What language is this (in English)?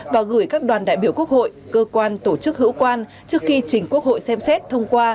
Vietnamese